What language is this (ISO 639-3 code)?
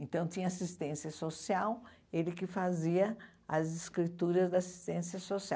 por